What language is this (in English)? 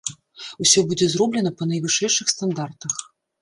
Belarusian